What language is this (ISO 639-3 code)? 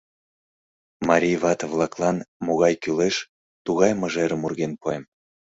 chm